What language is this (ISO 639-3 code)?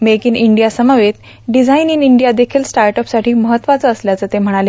mar